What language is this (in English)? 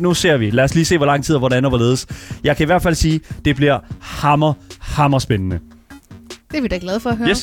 Danish